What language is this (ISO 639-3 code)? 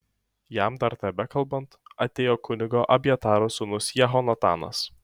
lit